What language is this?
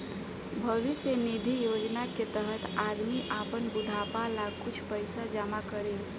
Bhojpuri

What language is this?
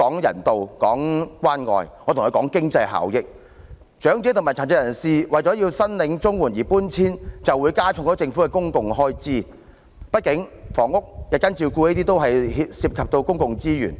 Cantonese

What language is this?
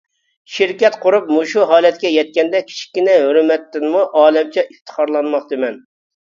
Uyghur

